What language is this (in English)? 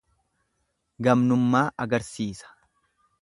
Oromo